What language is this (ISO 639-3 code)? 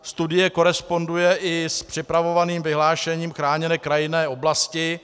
ces